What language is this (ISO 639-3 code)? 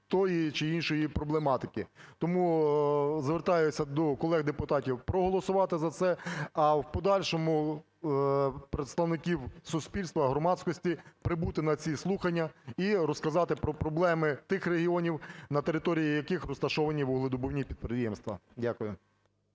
ukr